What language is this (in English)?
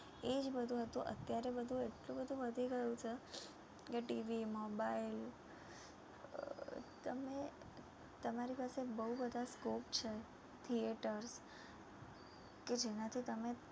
Gujarati